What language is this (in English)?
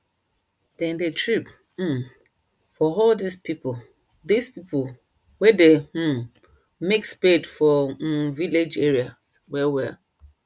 Nigerian Pidgin